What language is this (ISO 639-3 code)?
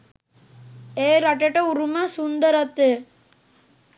sin